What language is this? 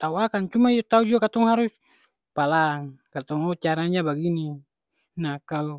Ambonese Malay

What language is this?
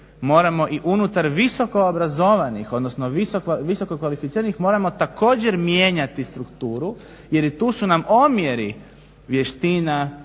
Croatian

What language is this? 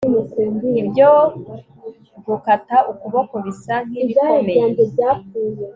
Kinyarwanda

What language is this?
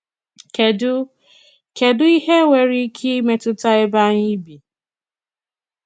Igbo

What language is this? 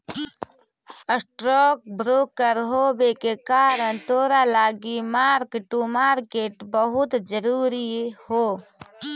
Magahi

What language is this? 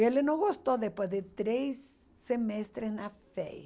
Portuguese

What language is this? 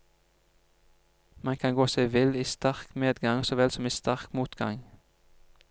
Norwegian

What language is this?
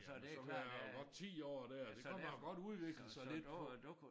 Danish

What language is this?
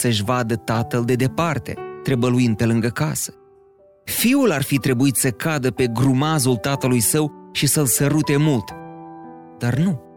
Romanian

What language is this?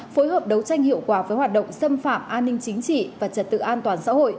Vietnamese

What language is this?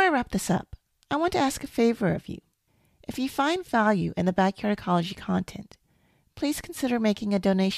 English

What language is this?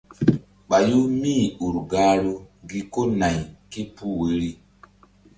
Mbum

